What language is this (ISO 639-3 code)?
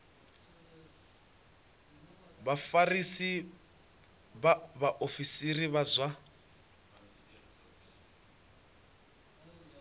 ven